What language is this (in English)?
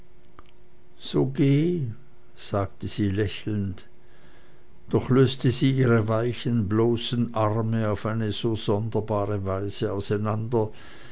German